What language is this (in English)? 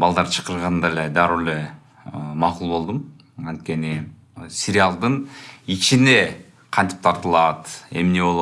Turkish